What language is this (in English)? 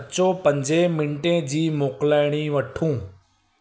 Sindhi